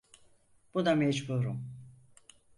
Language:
Turkish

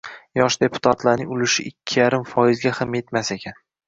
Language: Uzbek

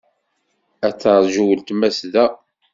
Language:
Kabyle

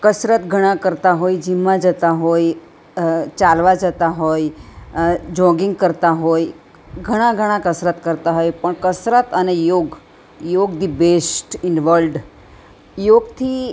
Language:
Gujarati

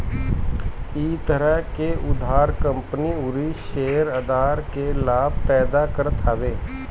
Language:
Bhojpuri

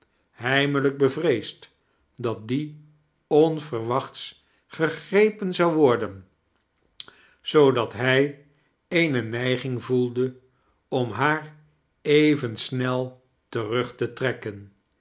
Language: Dutch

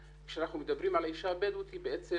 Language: Hebrew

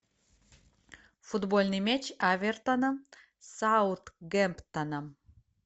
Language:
Russian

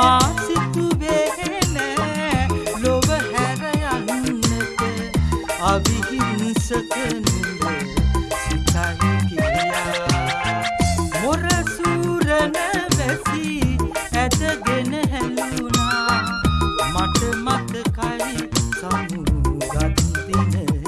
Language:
Turkish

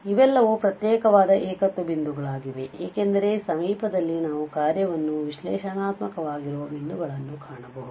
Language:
Kannada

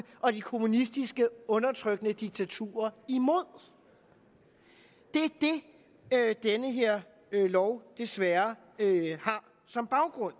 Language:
Danish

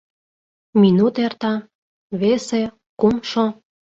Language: Mari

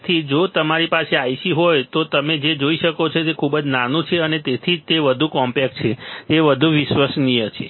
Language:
Gujarati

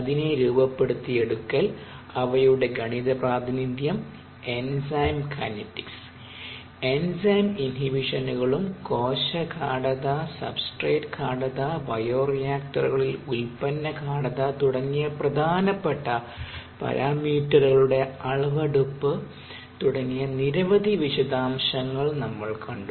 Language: Malayalam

